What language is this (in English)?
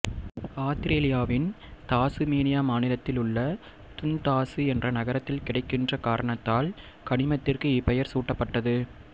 Tamil